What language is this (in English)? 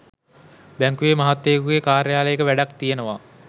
Sinhala